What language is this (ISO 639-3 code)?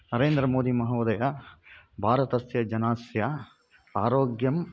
san